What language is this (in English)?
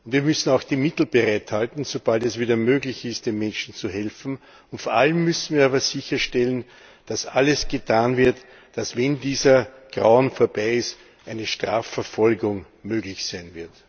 German